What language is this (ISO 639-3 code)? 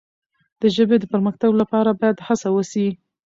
pus